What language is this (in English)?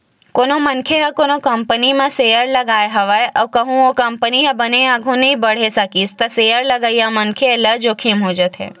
Chhattisgarhi